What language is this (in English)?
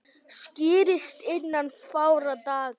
Icelandic